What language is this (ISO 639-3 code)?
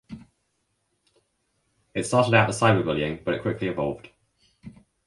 eng